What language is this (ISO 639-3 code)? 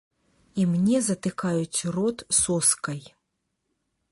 bel